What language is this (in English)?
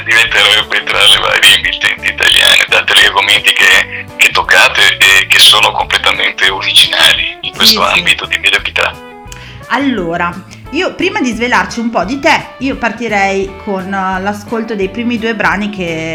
Italian